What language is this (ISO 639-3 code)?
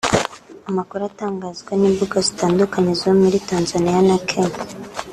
kin